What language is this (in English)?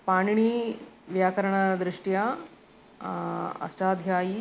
Sanskrit